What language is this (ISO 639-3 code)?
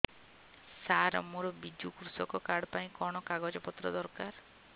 ori